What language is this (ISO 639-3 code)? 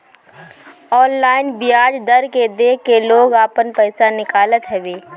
bho